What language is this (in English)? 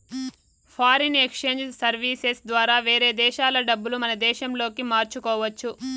Telugu